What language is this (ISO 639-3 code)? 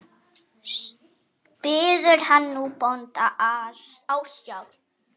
isl